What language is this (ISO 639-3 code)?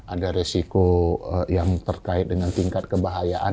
ind